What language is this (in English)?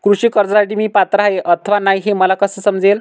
Marathi